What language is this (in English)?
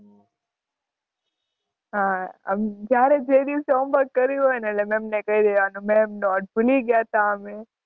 Gujarati